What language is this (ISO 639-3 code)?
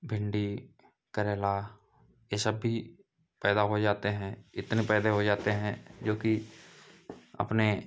hin